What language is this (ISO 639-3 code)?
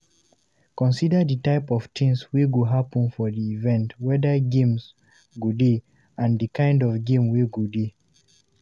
pcm